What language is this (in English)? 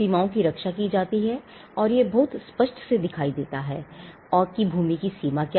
Hindi